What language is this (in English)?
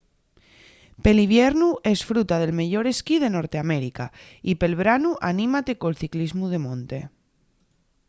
Asturian